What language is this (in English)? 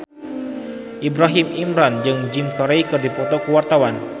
Sundanese